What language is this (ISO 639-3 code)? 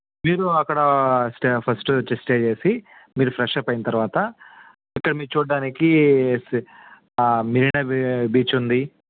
tel